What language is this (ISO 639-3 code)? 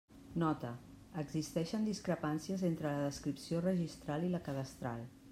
cat